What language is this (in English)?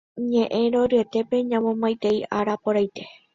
Guarani